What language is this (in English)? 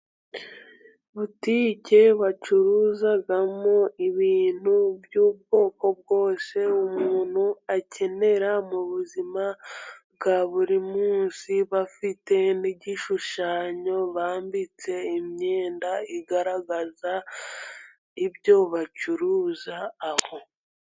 Kinyarwanda